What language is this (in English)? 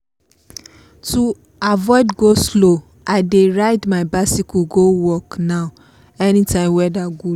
Nigerian Pidgin